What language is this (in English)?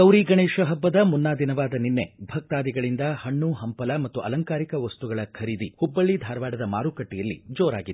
Kannada